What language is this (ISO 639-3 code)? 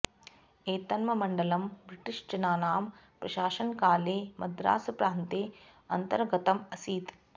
san